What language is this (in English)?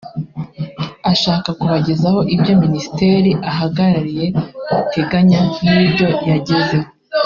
Kinyarwanda